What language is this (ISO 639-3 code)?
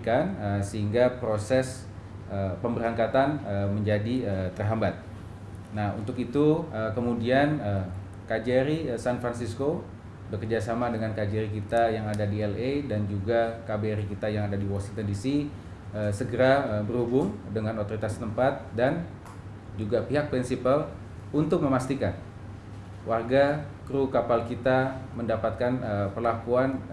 ind